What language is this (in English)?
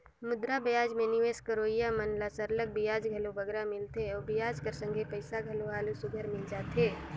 Chhattisgarhi